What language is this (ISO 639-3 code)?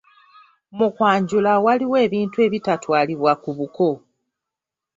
lug